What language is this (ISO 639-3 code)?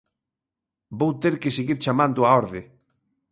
glg